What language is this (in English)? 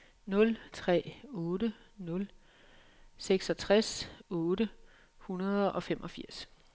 Danish